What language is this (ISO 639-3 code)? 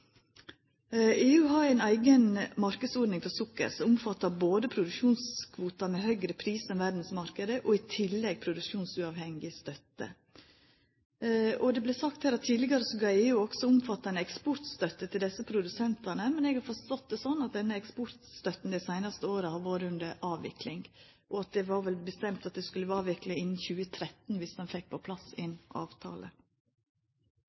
nno